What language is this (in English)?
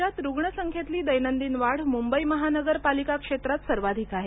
Marathi